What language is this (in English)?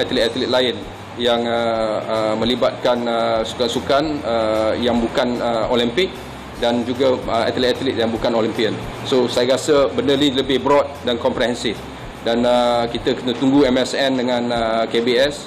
Malay